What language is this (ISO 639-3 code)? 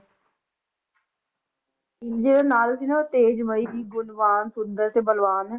pan